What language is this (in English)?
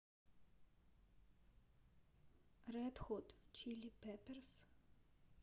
Russian